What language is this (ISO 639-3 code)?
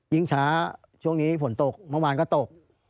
tha